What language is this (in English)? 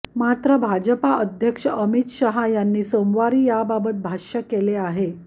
Marathi